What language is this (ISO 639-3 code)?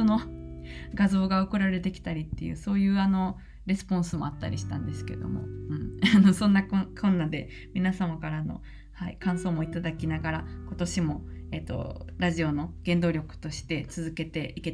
jpn